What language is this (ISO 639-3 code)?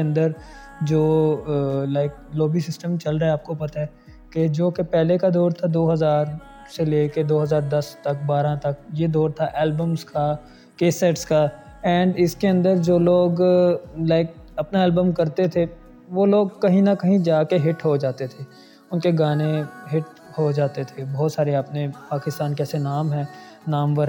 urd